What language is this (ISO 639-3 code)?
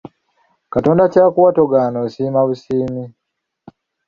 lug